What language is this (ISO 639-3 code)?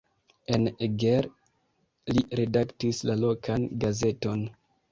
epo